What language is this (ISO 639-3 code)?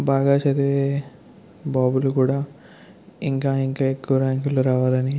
tel